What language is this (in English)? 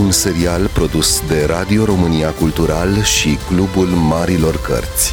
Romanian